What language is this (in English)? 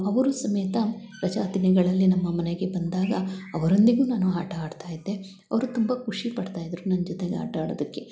Kannada